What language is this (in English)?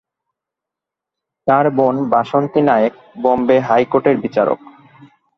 Bangla